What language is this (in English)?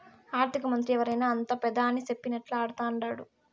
Telugu